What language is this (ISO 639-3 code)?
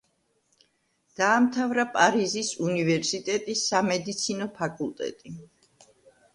kat